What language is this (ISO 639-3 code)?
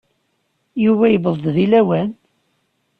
kab